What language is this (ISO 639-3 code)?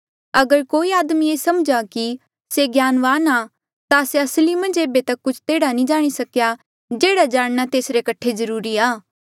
mjl